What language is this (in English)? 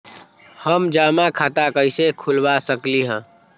Magahi